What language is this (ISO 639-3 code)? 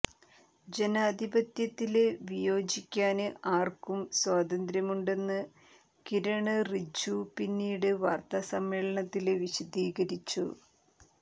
mal